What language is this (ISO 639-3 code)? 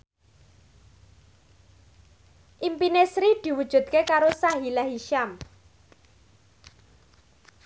jav